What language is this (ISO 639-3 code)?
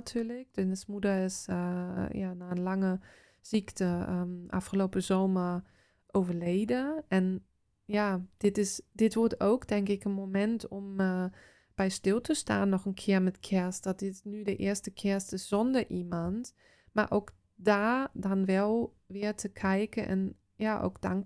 nld